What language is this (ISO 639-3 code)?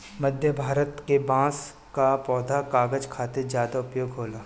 bho